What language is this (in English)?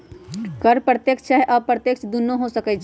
Magahi